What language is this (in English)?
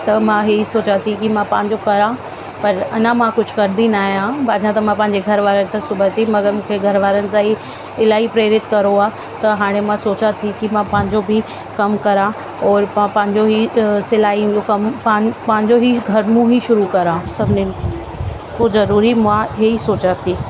Sindhi